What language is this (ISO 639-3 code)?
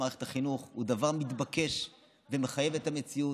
heb